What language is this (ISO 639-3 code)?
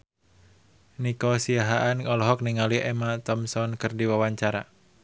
sun